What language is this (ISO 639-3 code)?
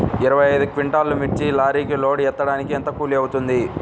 tel